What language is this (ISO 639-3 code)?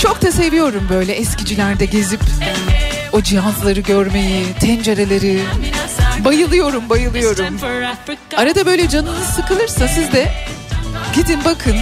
tur